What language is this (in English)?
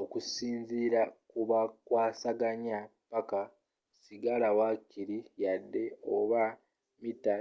Ganda